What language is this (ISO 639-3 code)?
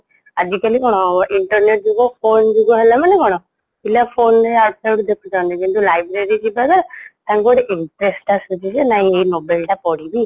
ori